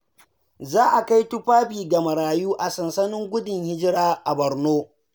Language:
Hausa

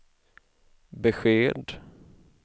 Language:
Swedish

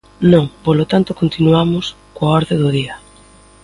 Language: Galician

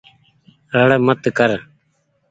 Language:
Goaria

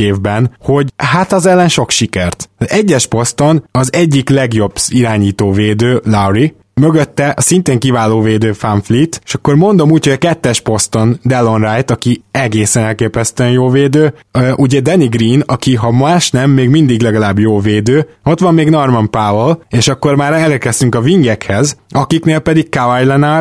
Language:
Hungarian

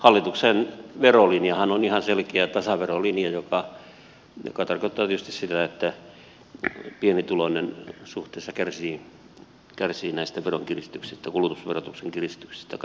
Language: Finnish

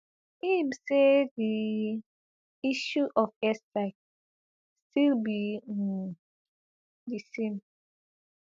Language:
Nigerian Pidgin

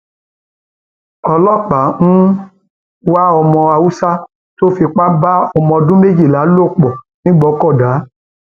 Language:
Yoruba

